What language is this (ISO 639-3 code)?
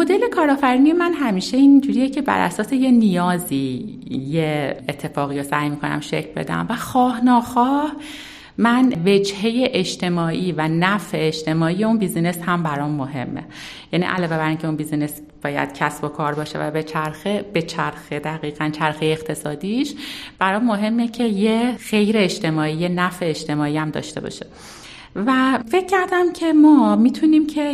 fas